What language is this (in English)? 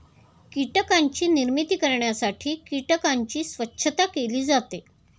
Marathi